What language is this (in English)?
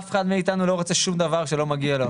Hebrew